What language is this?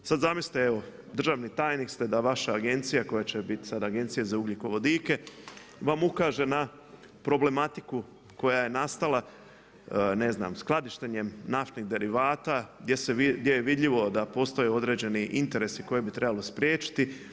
Croatian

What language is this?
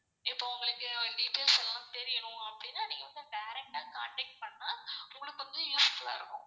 Tamil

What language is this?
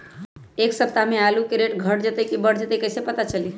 Magahi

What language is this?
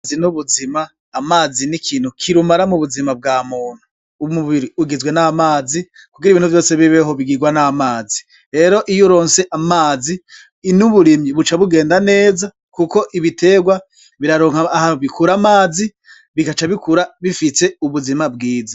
Rundi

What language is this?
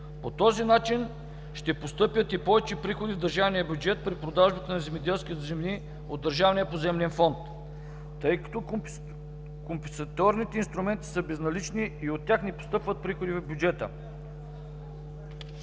Bulgarian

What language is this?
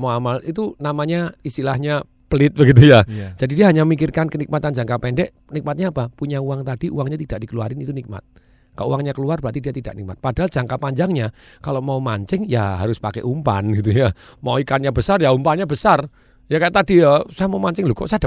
Indonesian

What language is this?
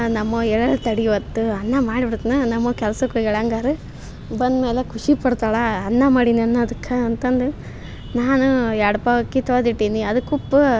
Kannada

